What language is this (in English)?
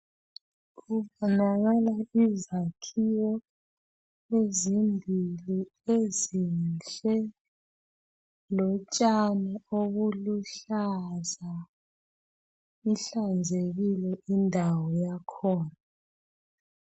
North Ndebele